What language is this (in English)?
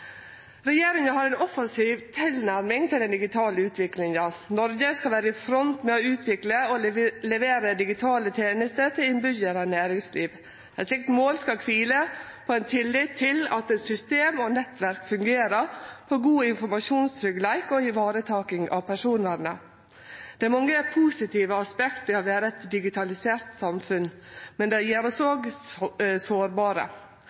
Norwegian Nynorsk